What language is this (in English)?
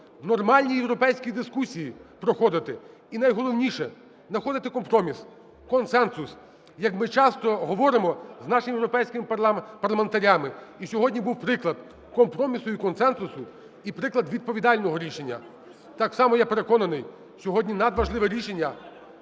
Ukrainian